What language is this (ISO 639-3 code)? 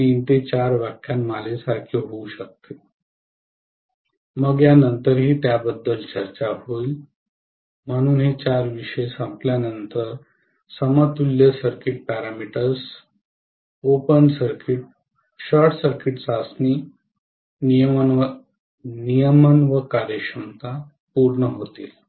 mar